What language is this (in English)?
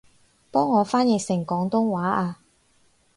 Cantonese